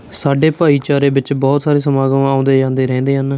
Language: Punjabi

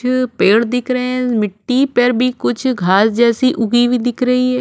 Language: Hindi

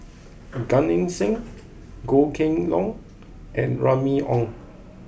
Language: English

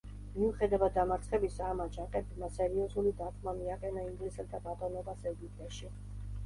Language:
Georgian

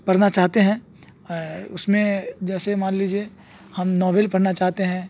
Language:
Urdu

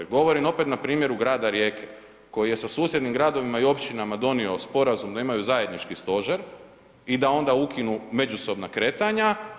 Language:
Croatian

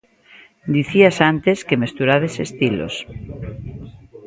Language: Galician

